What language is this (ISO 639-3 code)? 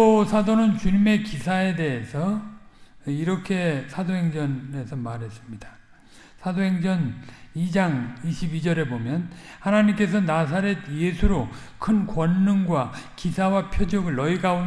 kor